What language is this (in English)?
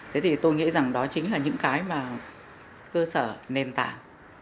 Vietnamese